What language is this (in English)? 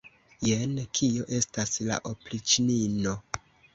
Esperanto